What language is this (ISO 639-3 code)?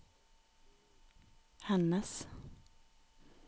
nor